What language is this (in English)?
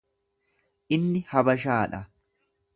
Oromo